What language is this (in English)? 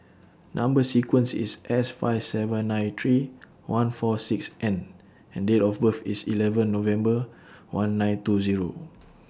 English